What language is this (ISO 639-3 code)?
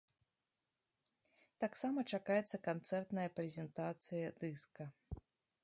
bel